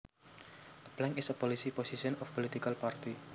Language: Javanese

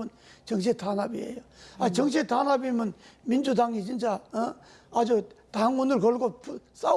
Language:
Korean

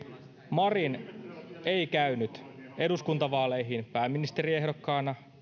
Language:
Finnish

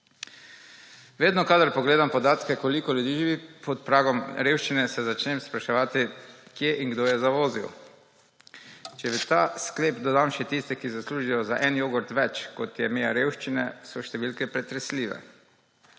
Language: Slovenian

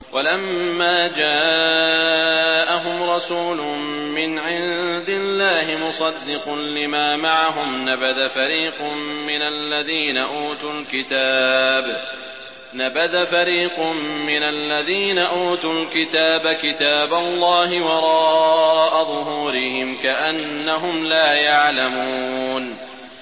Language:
Arabic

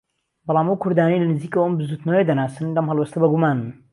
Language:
Central Kurdish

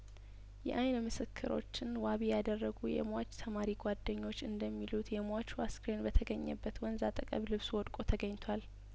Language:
Amharic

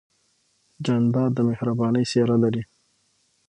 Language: Pashto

